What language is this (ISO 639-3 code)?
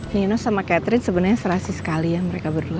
ind